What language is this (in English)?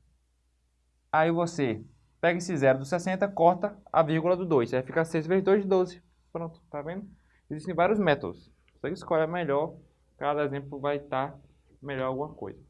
Portuguese